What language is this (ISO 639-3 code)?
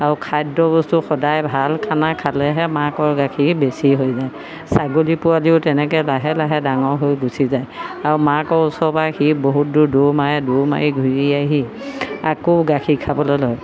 asm